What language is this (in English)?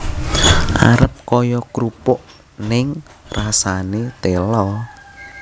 Javanese